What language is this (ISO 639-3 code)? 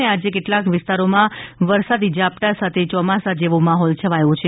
guj